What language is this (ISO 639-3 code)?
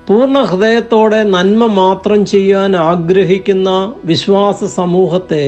ron